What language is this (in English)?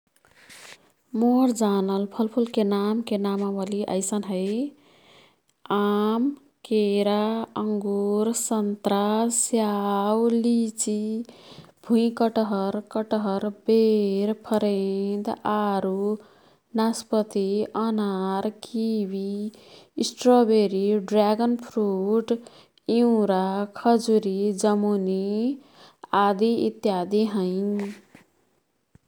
Kathoriya Tharu